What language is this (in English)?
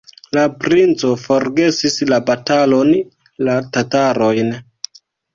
Esperanto